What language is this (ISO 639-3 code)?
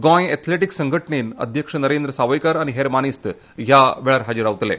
kok